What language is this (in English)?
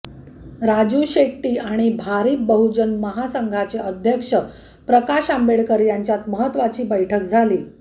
Marathi